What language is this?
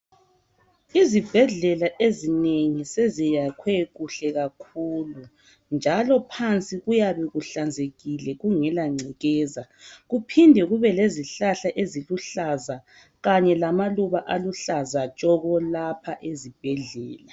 North Ndebele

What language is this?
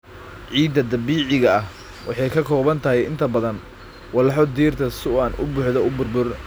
Somali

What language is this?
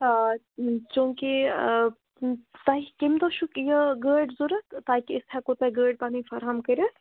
Kashmiri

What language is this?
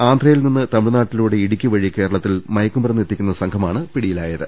Malayalam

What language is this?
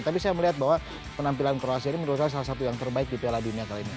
Indonesian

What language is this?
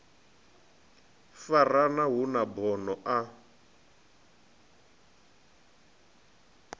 Venda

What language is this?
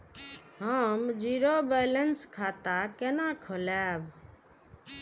Maithili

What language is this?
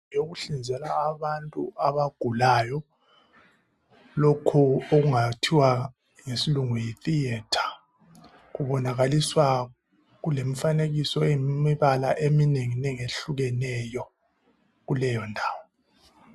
North Ndebele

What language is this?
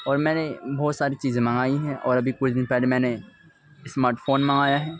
Urdu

